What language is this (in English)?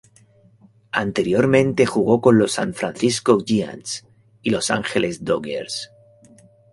Spanish